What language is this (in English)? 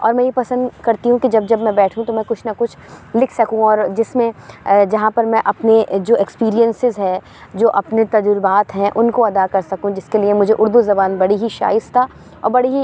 Urdu